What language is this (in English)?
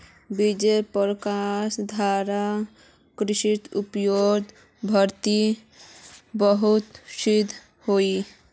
Magahi